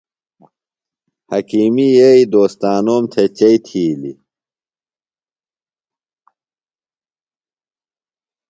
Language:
Phalura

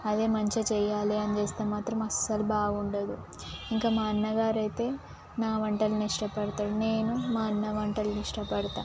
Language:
Telugu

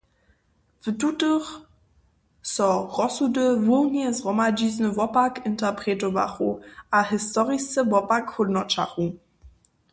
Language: Upper Sorbian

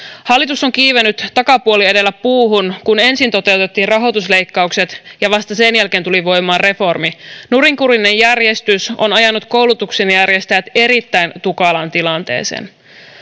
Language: Finnish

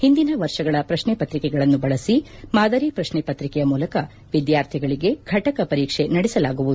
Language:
Kannada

